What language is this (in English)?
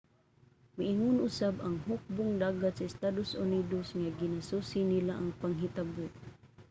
Cebuano